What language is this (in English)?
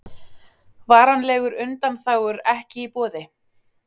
Icelandic